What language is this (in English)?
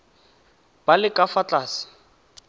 Tswana